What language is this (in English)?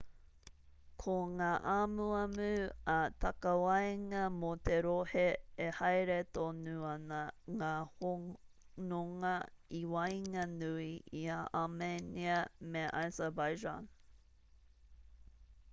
Māori